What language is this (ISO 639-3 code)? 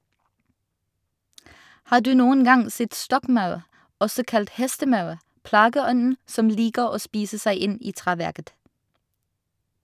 nor